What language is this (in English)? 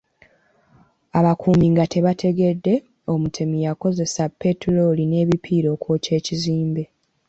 Ganda